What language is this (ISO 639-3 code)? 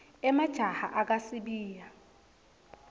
ssw